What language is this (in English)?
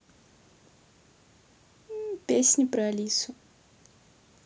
Russian